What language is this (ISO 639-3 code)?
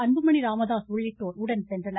tam